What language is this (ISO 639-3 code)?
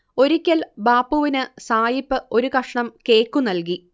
mal